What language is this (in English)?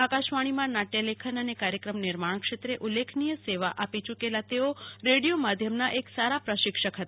Gujarati